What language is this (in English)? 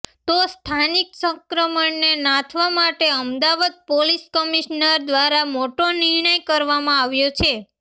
Gujarati